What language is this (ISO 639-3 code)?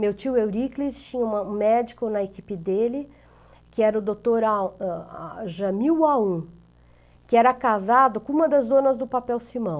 por